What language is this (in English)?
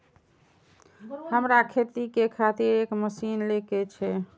Maithili